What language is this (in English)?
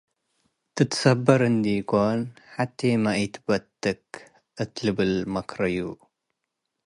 Tigre